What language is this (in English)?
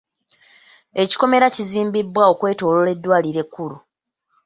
Ganda